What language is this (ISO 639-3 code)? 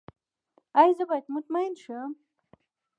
pus